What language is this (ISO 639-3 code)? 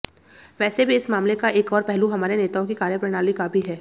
hin